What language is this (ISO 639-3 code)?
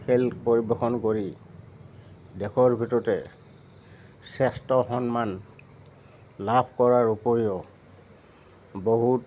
asm